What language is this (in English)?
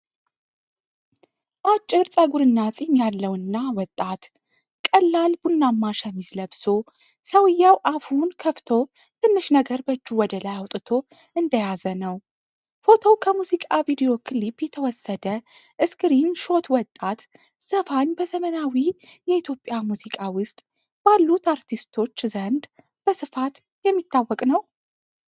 Amharic